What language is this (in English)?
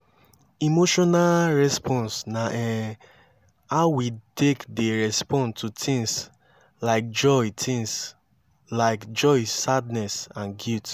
Nigerian Pidgin